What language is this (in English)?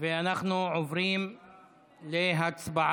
Hebrew